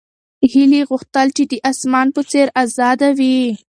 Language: Pashto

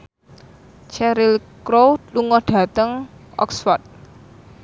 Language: Javanese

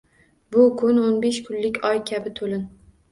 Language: Uzbek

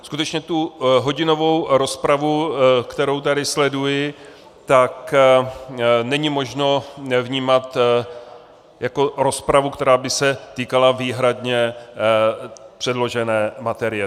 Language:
Czech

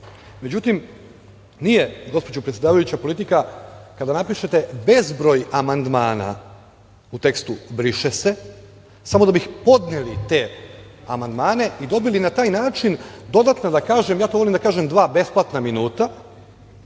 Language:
Serbian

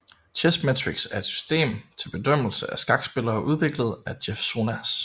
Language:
Danish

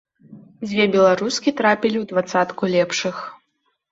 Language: Belarusian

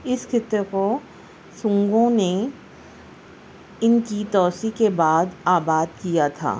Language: Urdu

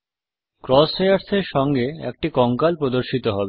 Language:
Bangla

